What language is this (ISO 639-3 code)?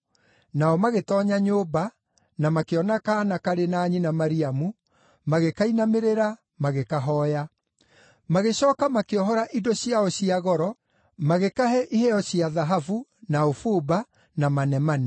kik